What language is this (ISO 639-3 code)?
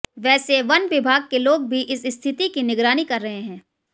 hin